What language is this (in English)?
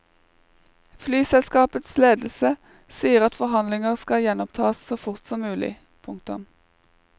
Norwegian